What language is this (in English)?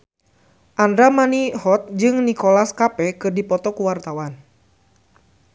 Sundanese